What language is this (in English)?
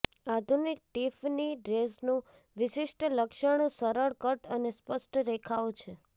Gujarati